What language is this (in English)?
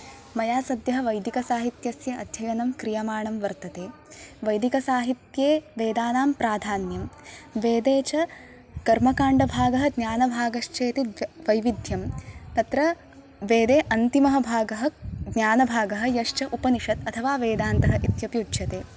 Sanskrit